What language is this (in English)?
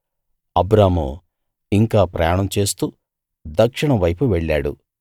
Telugu